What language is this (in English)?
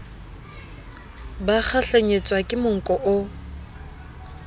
Southern Sotho